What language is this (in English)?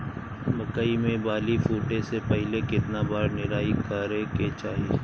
Bhojpuri